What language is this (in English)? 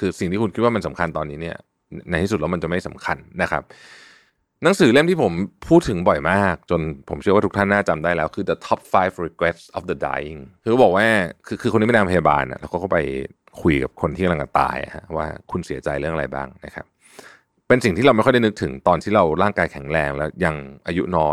Thai